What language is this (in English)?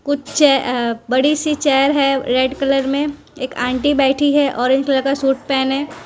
Hindi